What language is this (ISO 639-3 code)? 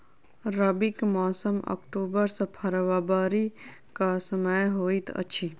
mai